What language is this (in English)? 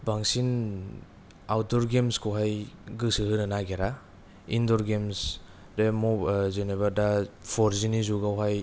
Bodo